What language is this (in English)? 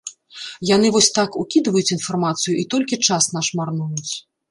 Belarusian